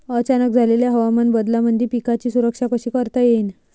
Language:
Marathi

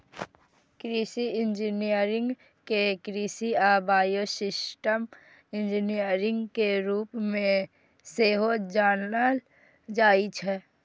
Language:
Maithili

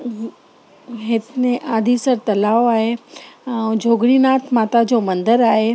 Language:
Sindhi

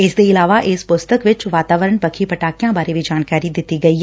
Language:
Punjabi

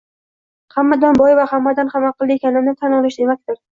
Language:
Uzbek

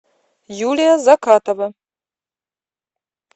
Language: Russian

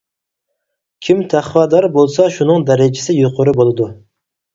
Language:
Uyghur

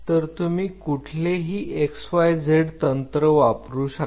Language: Marathi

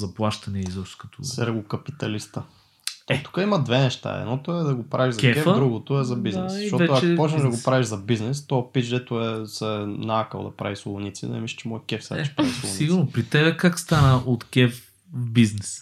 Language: Bulgarian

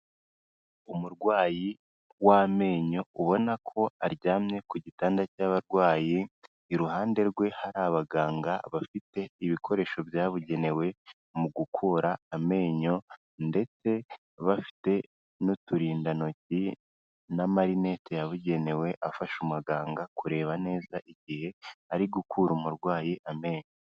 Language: Kinyarwanda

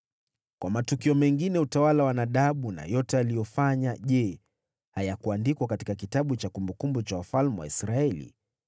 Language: Swahili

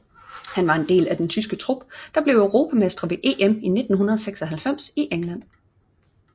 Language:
Danish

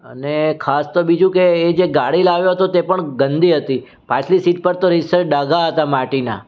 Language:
Gujarati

